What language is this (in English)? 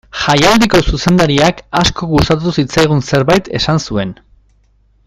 Basque